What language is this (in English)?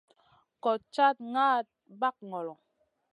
Masana